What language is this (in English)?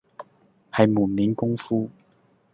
Cantonese